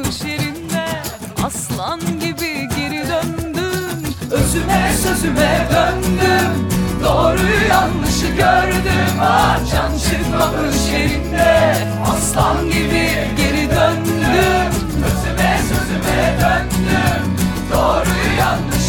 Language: Turkish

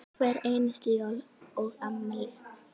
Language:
Icelandic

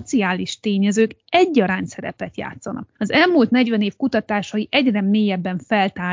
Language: Hungarian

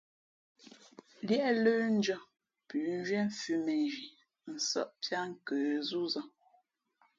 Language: Fe'fe'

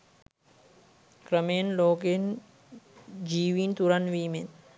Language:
Sinhala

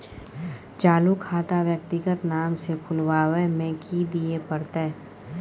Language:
Maithili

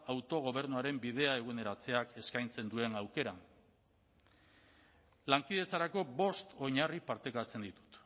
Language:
Basque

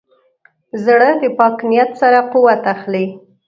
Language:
Pashto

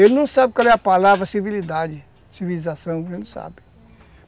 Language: Portuguese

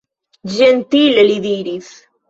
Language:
Esperanto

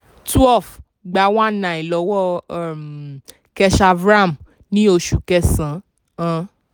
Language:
Yoruba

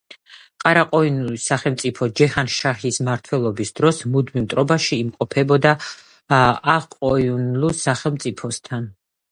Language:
Georgian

